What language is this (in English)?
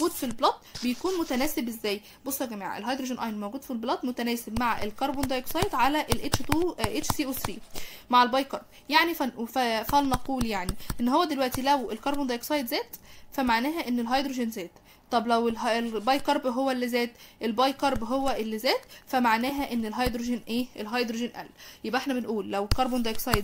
Arabic